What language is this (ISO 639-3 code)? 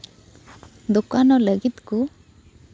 sat